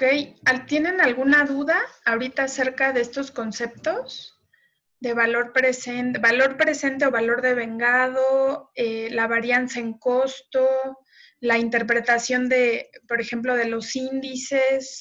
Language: Spanish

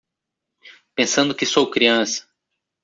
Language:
Portuguese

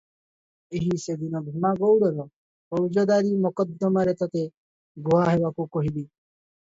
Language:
Odia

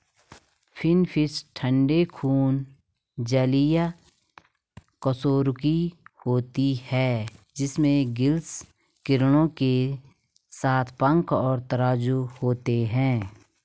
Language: Hindi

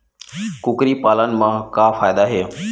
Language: Chhattisgarhi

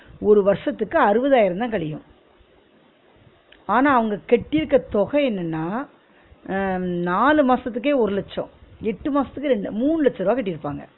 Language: Tamil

